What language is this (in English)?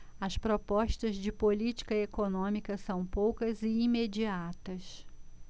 Portuguese